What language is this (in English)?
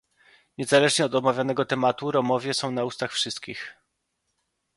Polish